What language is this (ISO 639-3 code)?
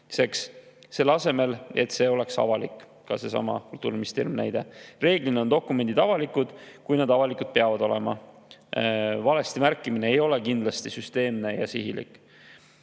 est